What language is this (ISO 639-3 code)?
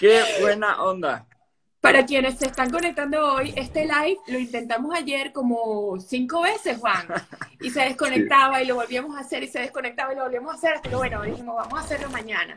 spa